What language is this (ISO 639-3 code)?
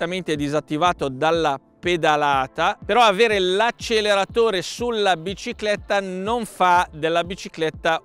ita